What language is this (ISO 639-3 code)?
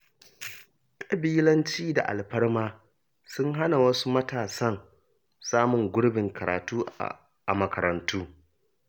hau